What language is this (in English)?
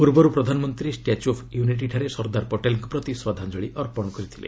Odia